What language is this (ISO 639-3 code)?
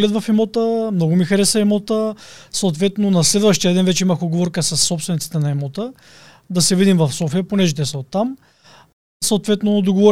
bul